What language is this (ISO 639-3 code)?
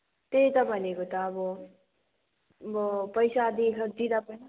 nep